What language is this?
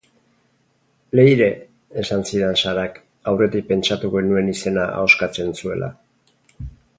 Basque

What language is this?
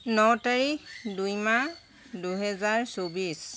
Assamese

